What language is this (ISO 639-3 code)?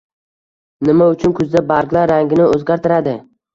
uzb